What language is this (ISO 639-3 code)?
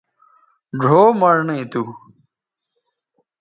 btv